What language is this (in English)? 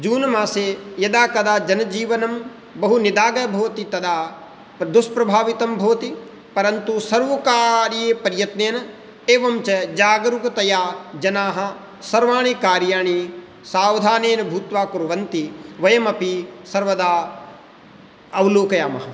Sanskrit